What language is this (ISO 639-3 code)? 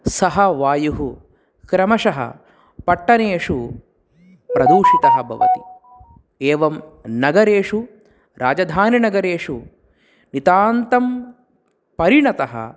san